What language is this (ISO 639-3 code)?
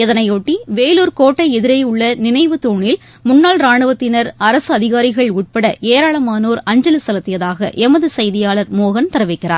tam